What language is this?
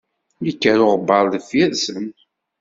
Kabyle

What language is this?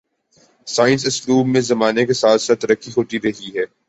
Urdu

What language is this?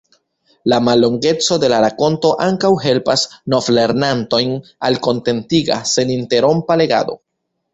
Esperanto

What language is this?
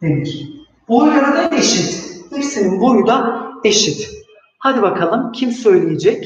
Turkish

